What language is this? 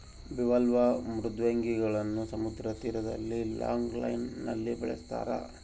Kannada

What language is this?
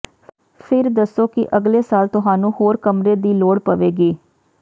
Punjabi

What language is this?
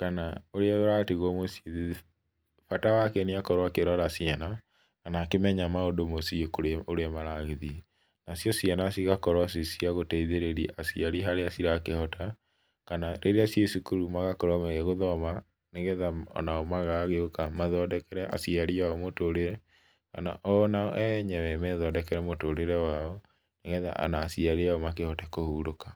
Kikuyu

